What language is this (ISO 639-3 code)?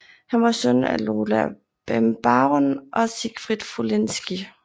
dan